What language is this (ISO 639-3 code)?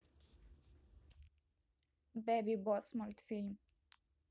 rus